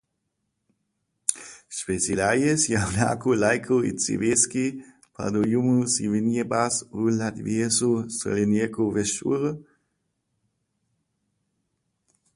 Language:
Latvian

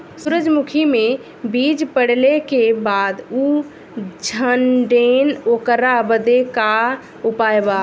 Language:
Bhojpuri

